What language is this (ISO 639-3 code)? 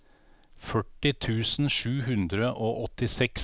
nor